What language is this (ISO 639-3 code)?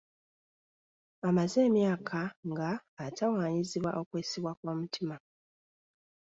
lug